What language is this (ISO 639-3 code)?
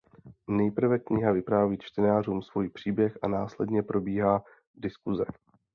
ces